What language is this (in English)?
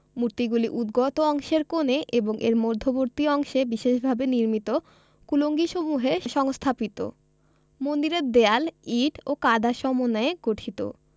Bangla